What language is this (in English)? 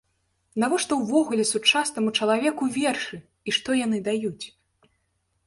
Belarusian